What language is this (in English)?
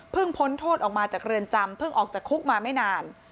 Thai